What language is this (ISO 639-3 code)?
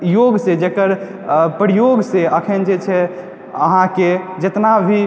mai